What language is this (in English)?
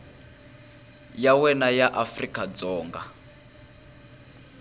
Tsonga